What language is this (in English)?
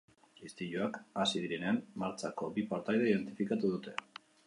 Basque